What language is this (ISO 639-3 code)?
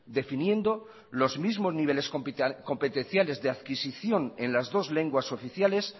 spa